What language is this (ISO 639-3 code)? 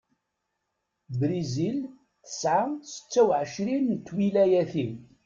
kab